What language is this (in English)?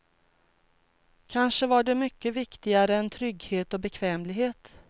Swedish